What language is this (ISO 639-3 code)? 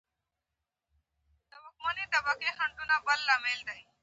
pus